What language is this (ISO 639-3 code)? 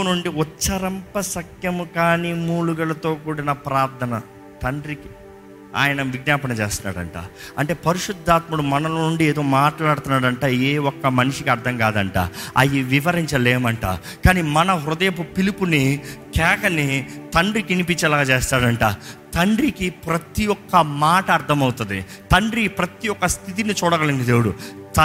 tel